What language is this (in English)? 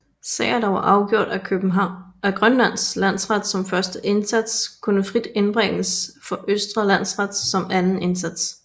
Danish